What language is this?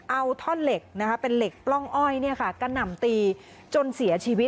Thai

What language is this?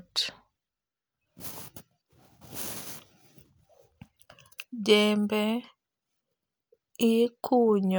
Luo (Kenya and Tanzania)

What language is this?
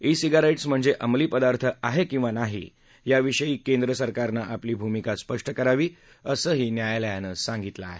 Marathi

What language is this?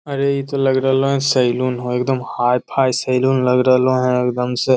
Magahi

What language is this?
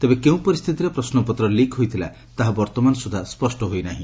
Odia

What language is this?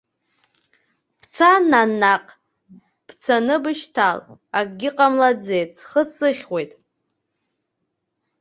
Abkhazian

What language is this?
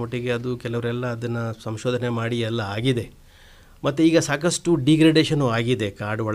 Hindi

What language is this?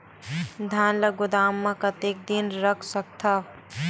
Chhattisgarhi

